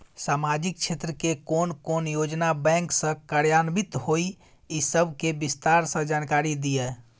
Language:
Maithili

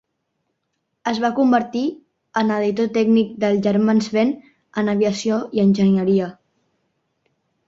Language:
Catalan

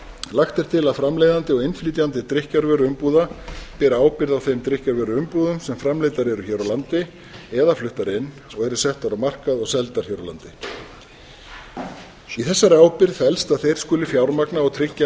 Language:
Icelandic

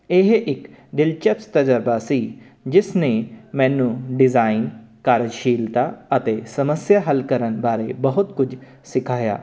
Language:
Punjabi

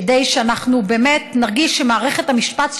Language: Hebrew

